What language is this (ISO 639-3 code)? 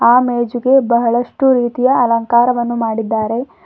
kan